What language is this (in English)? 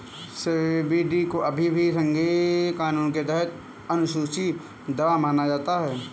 Hindi